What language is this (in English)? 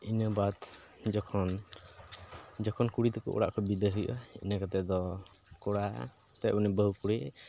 Santali